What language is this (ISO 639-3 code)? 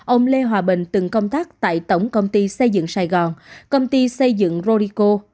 vie